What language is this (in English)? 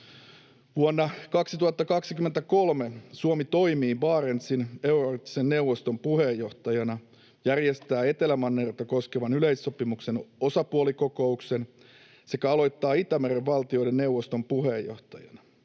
Finnish